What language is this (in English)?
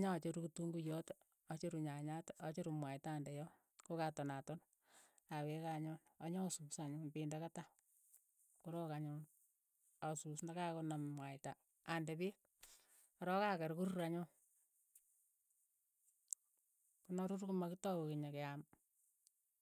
Keiyo